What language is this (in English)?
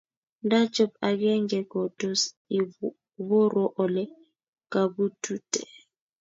Kalenjin